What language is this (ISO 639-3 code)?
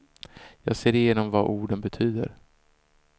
swe